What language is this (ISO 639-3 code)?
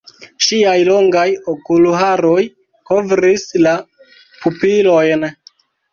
epo